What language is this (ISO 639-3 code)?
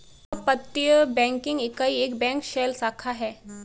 hin